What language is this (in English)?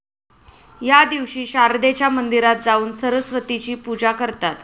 Marathi